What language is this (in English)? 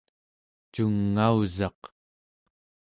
Central Yupik